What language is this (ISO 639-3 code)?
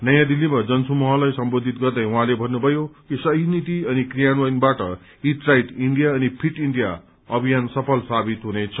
nep